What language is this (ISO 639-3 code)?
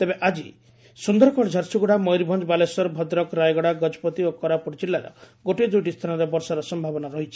ori